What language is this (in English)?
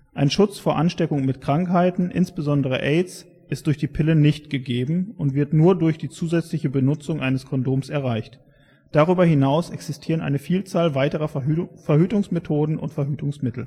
German